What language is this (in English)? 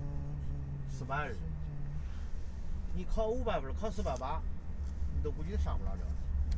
Chinese